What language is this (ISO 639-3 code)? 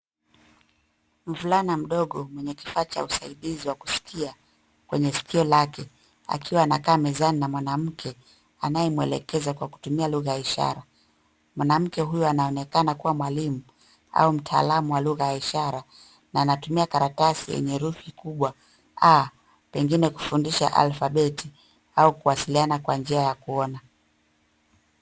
swa